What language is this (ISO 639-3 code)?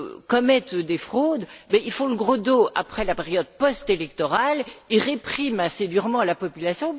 fra